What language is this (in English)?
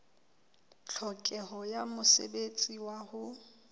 Southern Sotho